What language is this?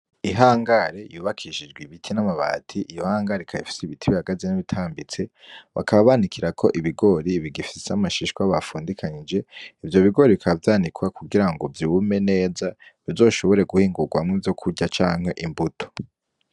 Rundi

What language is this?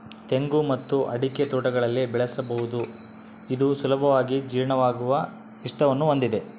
Kannada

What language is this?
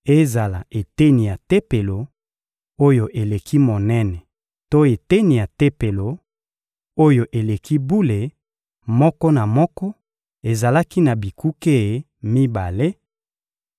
Lingala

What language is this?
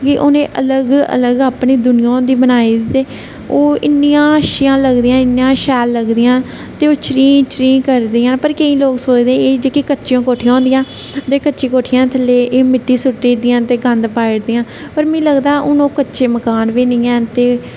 Dogri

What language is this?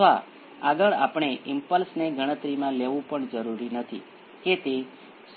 Gujarati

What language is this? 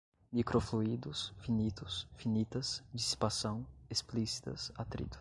Portuguese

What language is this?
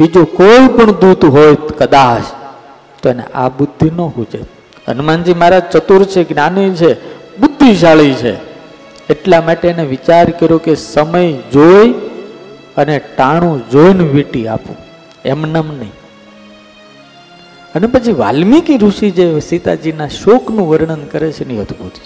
Gujarati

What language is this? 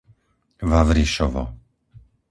Slovak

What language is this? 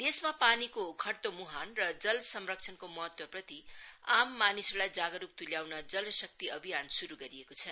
Nepali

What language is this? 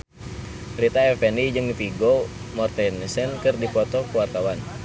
Sundanese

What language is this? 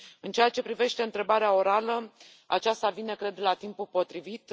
Romanian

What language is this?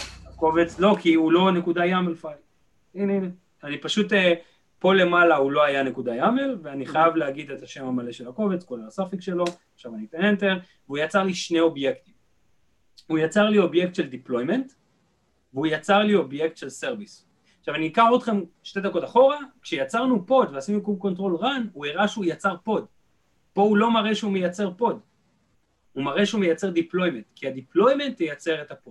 Hebrew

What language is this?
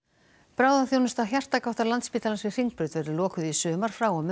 Icelandic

